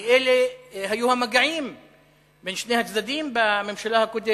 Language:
Hebrew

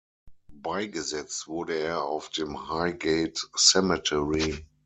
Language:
German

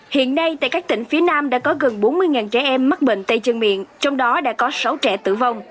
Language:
Vietnamese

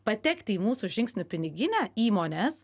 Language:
Lithuanian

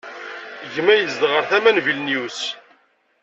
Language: Kabyle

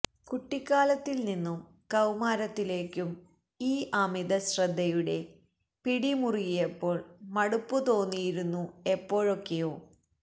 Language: Malayalam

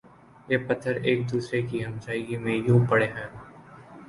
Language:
Urdu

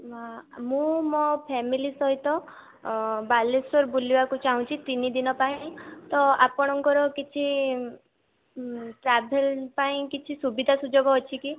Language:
Odia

